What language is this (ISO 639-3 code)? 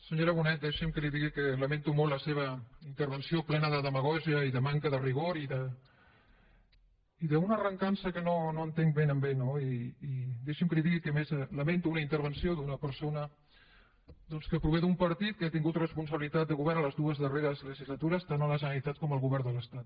cat